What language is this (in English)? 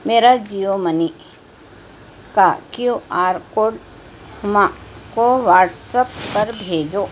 Urdu